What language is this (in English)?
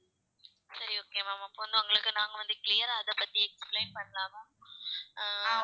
Tamil